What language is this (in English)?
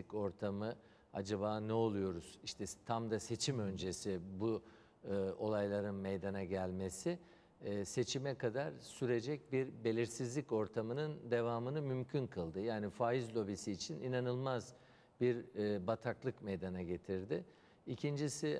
Turkish